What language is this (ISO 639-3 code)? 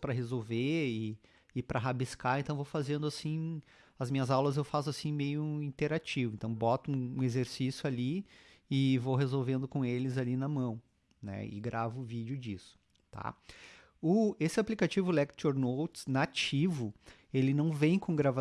por